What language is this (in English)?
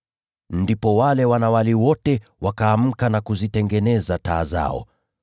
Swahili